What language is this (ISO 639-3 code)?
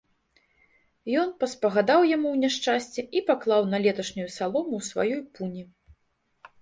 bel